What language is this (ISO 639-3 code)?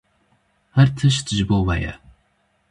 kur